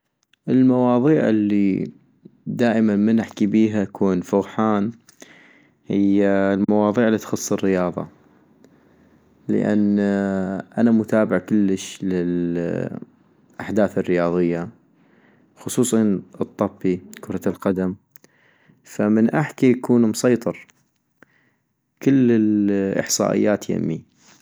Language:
North Mesopotamian Arabic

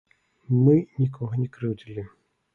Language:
Belarusian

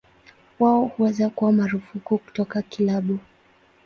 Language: Swahili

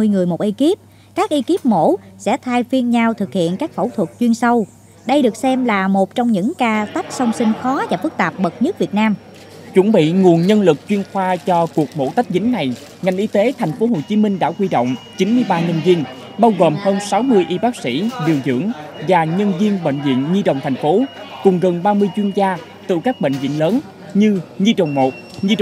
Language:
Vietnamese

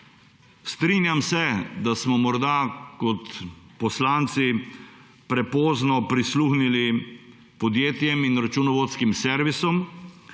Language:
Slovenian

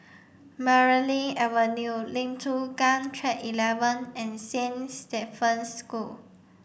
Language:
English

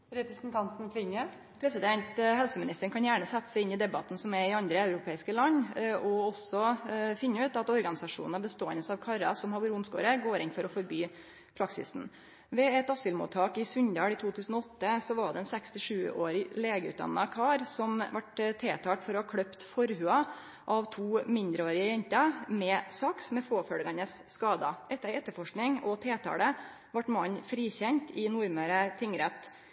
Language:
Norwegian Nynorsk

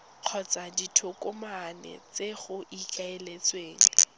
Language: Tswana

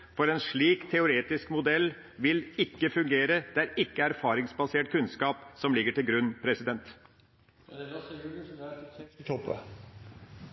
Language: Norwegian Bokmål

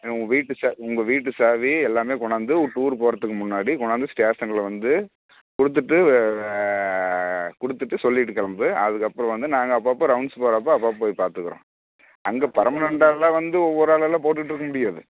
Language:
Tamil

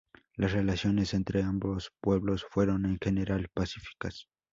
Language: Spanish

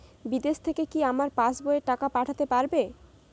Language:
Bangla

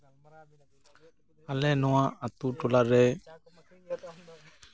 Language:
Santali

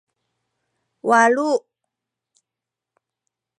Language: Sakizaya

